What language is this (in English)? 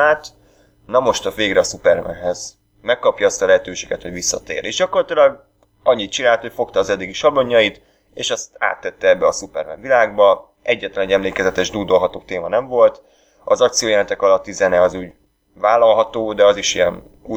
Hungarian